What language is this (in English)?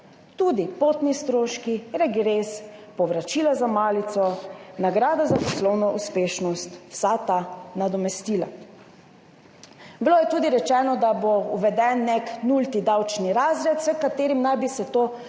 Slovenian